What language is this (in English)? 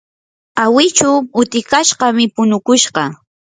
Yanahuanca Pasco Quechua